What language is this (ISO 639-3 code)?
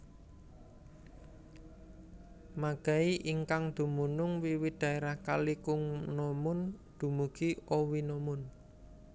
jav